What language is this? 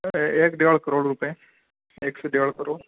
Urdu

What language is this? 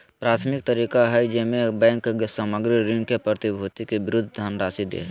Magahi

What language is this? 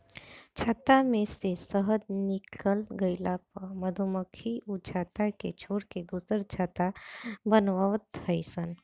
Bhojpuri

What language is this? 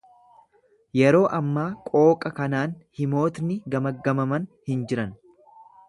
Oromo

